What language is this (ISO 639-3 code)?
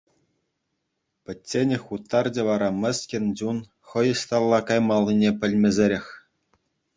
chv